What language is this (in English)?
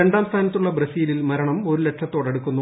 Malayalam